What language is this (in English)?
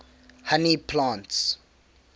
English